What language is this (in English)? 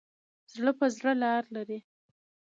Pashto